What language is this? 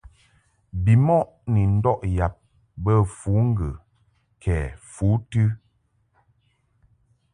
Mungaka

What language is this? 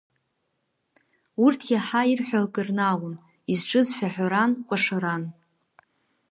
Abkhazian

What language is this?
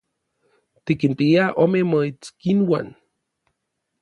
Orizaba Nahuatl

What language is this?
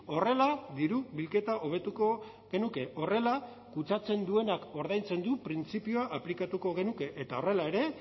Basque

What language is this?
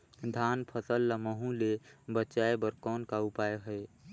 Chhattisgarhi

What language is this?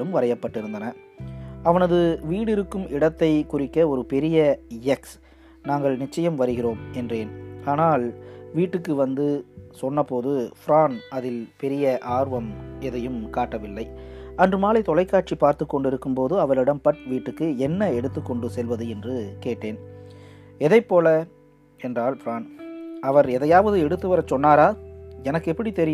Tamil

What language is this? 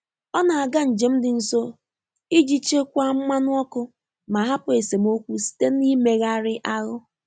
Igbo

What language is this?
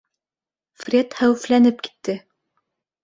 Bashkir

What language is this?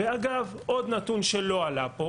Hebrew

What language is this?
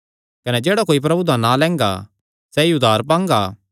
Kangri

